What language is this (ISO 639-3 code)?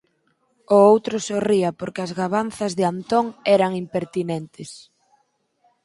glg